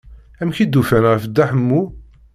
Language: Kabyle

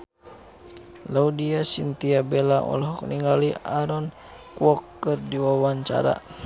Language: Sundanese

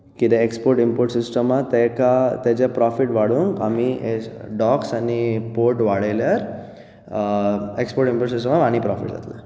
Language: Konkani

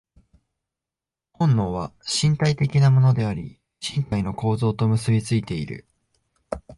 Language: Japanese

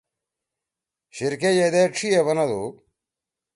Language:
Torwali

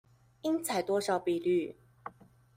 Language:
Chinese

